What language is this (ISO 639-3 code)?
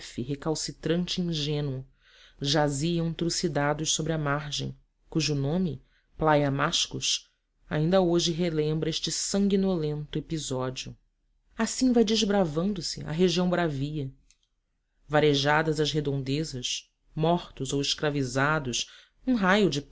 por